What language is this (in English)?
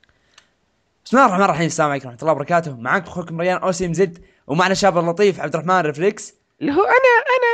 Arabic